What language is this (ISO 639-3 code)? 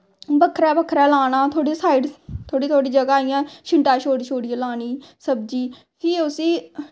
doi